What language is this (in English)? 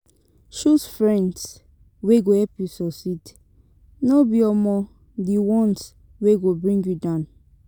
Nigerian Pidgin